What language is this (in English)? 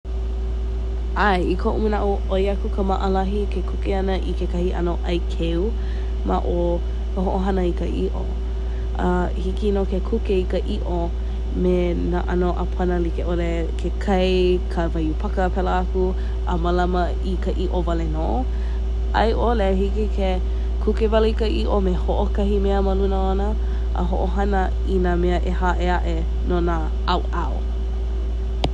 Hawaiian